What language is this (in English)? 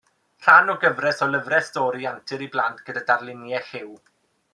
Welsh